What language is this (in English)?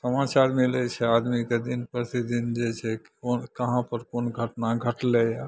Maithili